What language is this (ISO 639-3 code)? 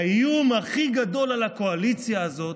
heb